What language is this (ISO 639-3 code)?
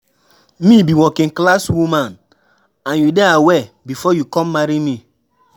pcm